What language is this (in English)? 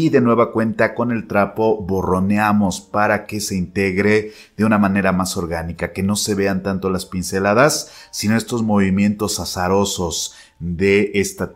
Spanish